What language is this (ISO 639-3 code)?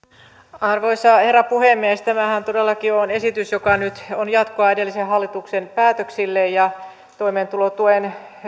fin